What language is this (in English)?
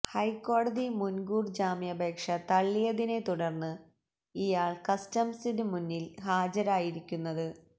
Malayalam